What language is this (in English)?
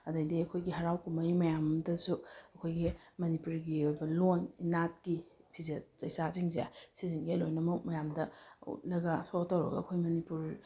Manipuri